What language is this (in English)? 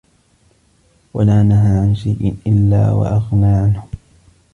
Arabic